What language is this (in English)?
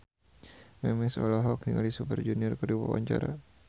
Sundanese